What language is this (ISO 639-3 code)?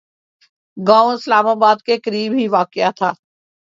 urd